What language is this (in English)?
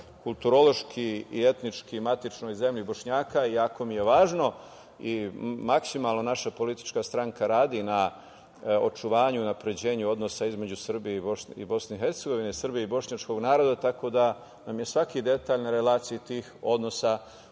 Serbian